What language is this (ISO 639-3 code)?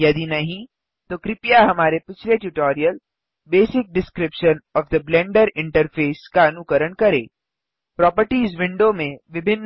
hin